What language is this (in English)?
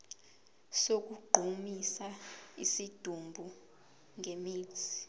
Zulu